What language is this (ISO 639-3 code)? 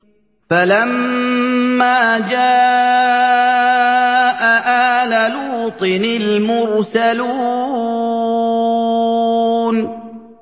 ara